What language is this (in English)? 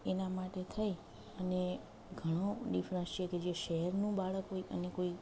Gujarati